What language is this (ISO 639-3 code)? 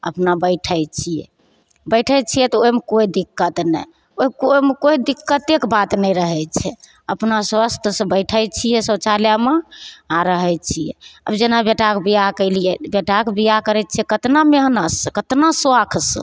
mai